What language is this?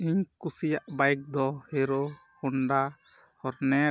Santali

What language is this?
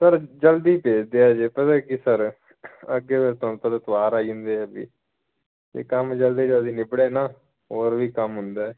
Punjabi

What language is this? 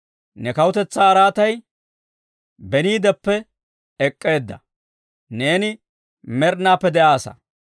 Dawro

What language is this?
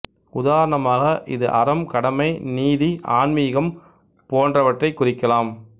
Tamil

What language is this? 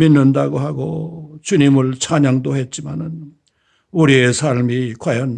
Korean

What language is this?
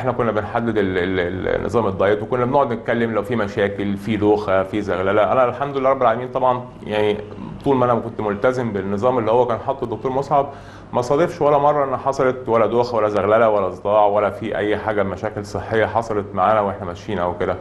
Arabic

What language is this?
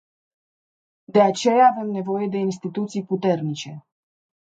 Romanian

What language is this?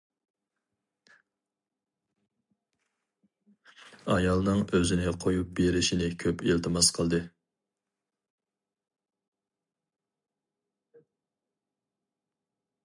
Uyghur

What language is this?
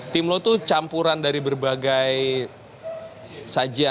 Indonesian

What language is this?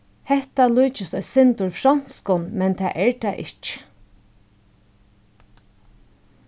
Faroese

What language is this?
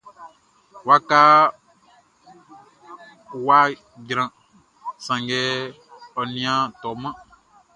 Baoulé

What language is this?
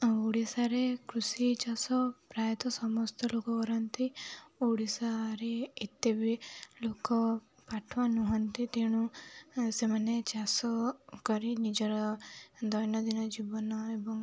Odia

